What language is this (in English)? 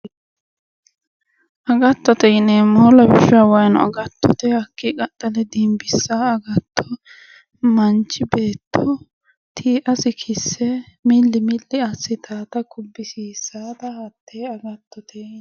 Sidamo